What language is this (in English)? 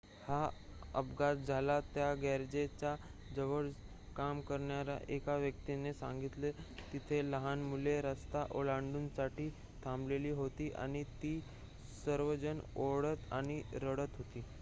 Marathi